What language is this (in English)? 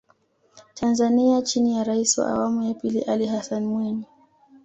Swahili